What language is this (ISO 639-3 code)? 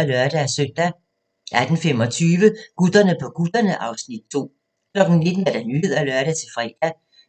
dan